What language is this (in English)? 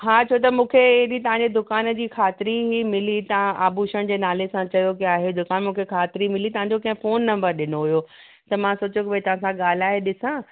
Sindhi